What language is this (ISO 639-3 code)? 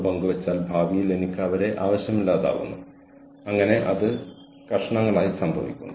mal